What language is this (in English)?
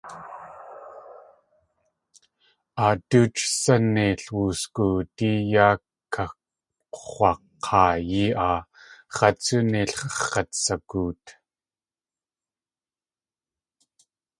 Tlingit